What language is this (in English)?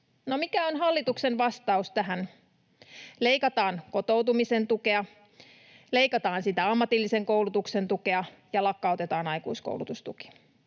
Finnish